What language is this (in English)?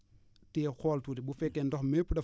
Wolof